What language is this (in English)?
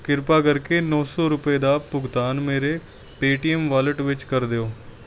Punjabi